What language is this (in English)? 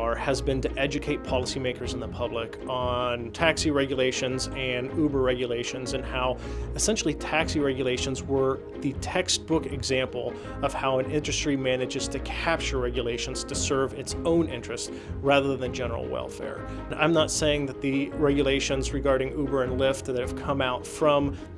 English